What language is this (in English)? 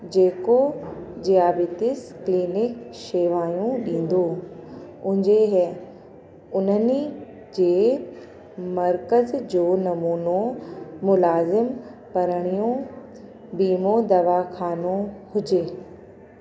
Sindhi